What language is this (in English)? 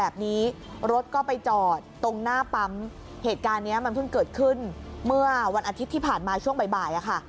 Thai